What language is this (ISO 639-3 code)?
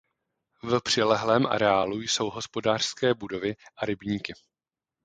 ces